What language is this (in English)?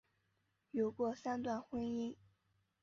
Chinese